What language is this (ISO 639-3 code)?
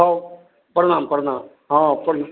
mai